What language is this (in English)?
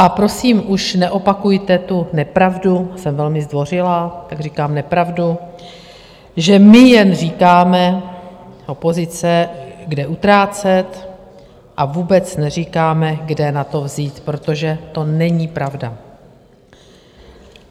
Czech